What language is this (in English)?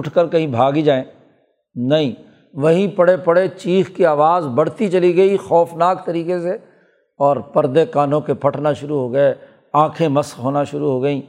Urdu